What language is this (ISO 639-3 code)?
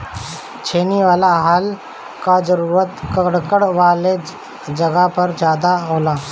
bho